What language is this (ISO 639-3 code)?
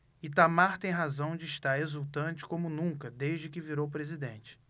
por